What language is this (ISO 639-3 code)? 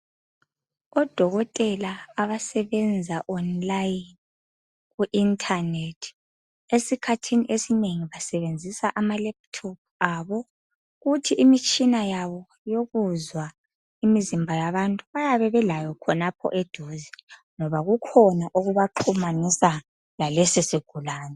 nde